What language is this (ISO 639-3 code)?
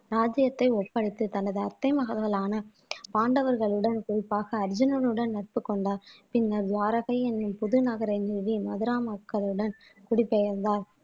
tam